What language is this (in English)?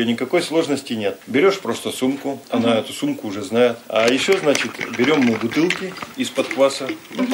Russian